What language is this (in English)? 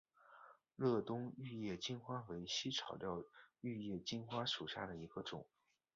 Chinese